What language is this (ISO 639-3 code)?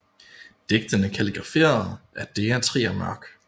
dan